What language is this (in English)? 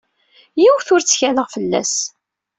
Kabyle